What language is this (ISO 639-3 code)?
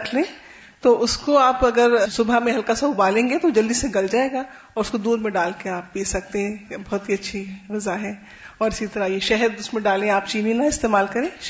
urd